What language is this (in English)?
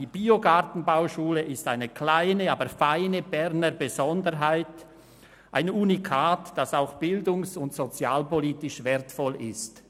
Swiss German